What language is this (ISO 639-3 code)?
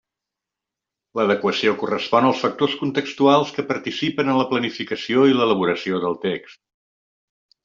cat